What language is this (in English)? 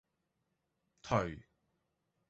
Cantonese